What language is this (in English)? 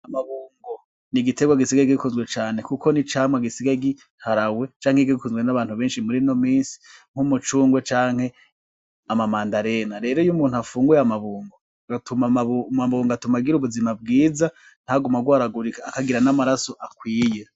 Rundi